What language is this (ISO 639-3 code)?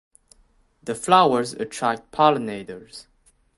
eng